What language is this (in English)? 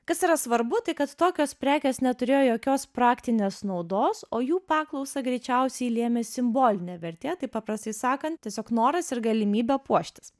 Lithuanian